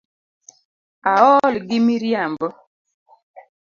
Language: Luo (Kenya and Tanzania)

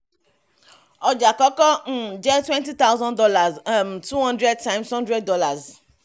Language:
Yoruba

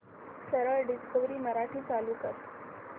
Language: Marathi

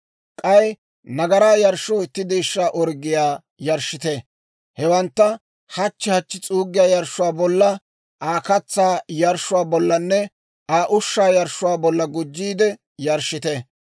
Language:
Dawro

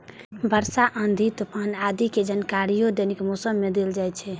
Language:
Maithili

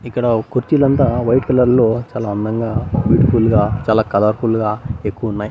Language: Telugu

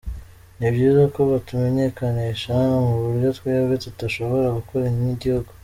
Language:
Kinyarwanda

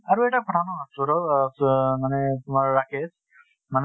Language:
Assamese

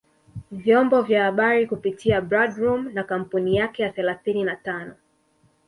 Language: Swahili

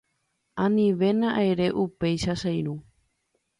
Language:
Guarani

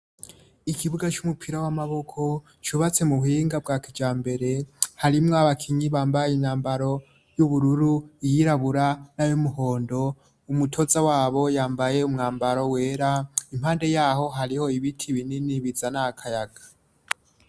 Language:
Rundi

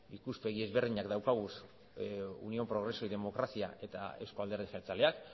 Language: Basque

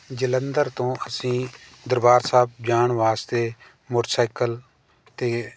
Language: Punjabi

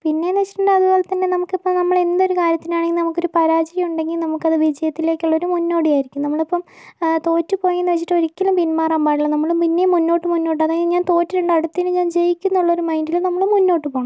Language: Malayalam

